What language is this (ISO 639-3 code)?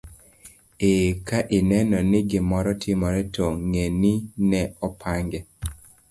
luo